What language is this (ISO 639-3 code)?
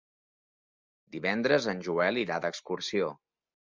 cat